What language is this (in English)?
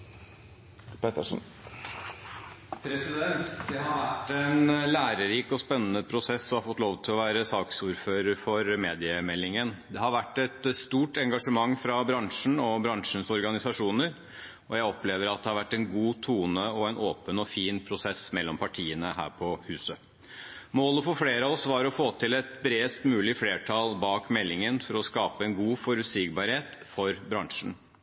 Norwegian